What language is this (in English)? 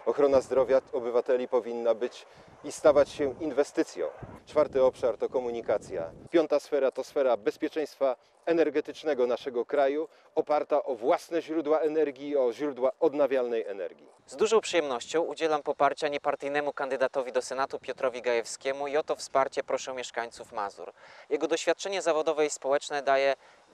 Polish